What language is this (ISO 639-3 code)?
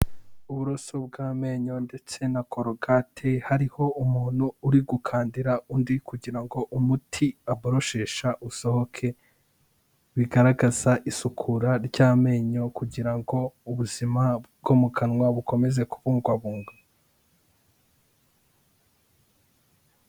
kin